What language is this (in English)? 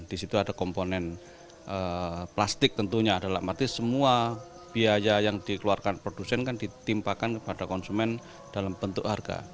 Indonesian